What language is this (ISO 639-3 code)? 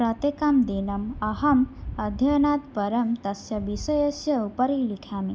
san